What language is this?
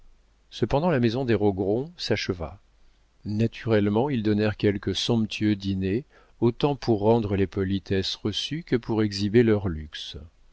French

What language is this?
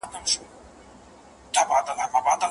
Pashto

